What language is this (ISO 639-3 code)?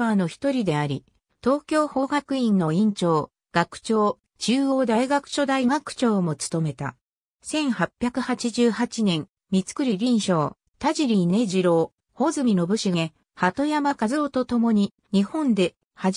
jpn